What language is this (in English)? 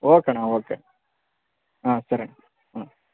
Kannada